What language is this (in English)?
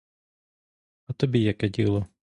Ukrainian